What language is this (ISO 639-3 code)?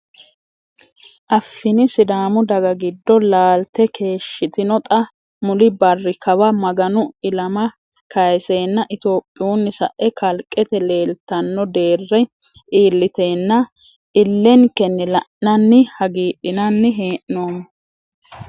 sid